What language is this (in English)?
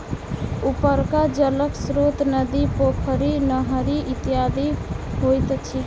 Maithili